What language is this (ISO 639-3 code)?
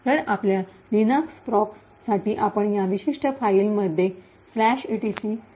mar